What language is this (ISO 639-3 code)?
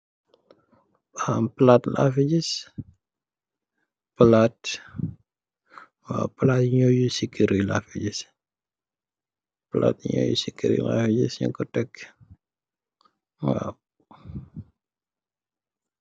wol